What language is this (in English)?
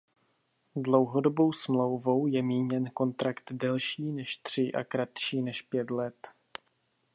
Czech